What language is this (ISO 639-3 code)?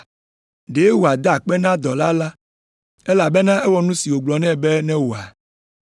ewe